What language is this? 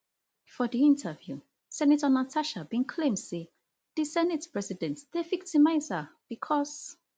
Nigerian Pidgin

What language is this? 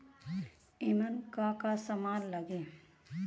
Bhojpuri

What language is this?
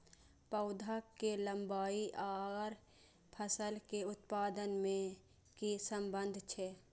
Maithili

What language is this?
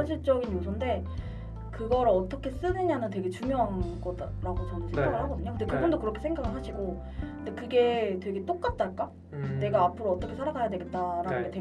Korean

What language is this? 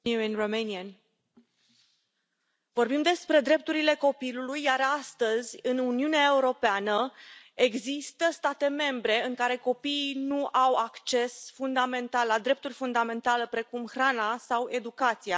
Romanian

